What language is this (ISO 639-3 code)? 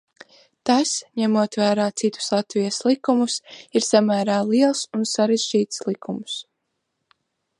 lav